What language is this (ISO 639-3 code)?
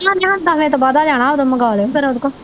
pan